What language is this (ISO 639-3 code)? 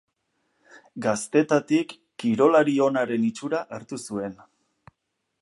eus